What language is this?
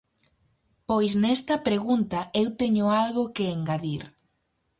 Galician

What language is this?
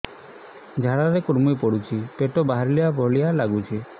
Odia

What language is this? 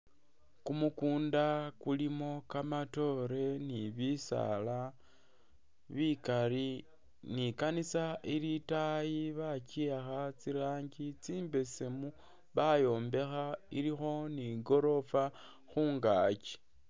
Masaaba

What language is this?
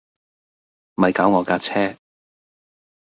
Cantonese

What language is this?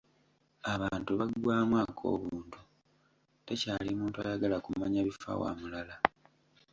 Ganda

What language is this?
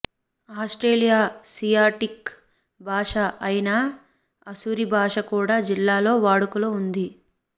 Telugu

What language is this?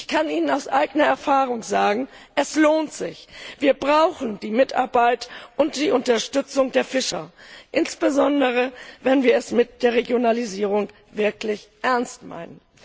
German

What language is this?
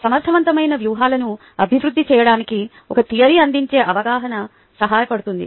Telugu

